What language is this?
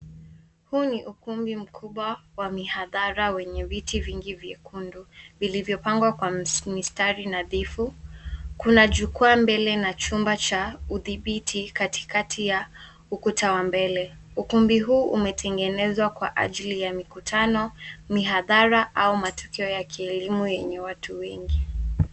Swahili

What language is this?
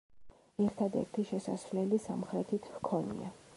Georgian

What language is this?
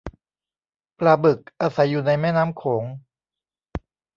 Thai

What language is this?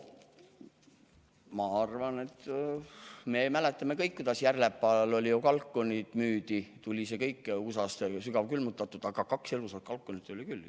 Estonian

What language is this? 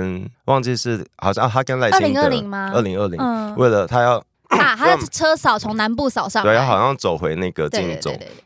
Chinese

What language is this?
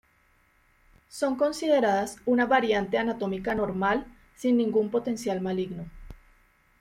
Spanish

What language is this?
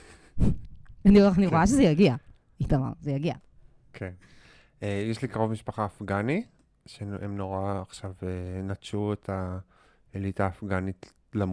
Hebrew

